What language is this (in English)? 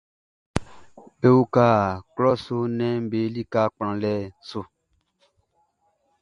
Baoulé